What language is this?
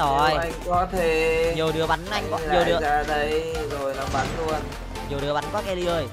Vietnamese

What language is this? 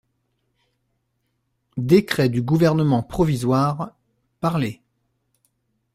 French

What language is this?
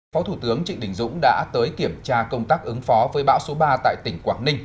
Vietnamese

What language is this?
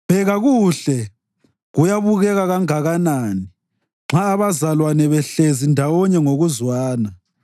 North Ndebele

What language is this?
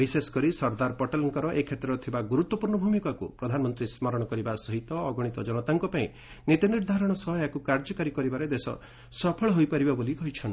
Odia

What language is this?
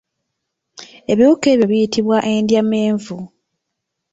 Ganda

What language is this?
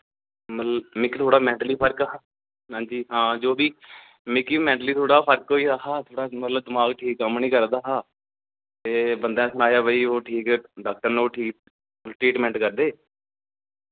Dogri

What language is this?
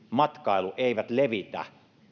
Finnish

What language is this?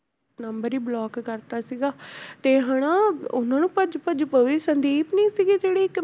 Punjabi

